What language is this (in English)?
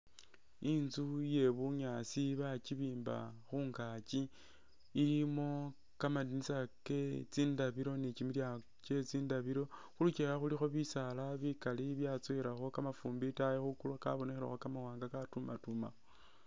Masaaba